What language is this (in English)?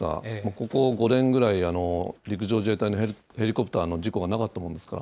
Japanese